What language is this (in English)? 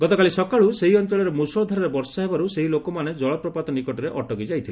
Odia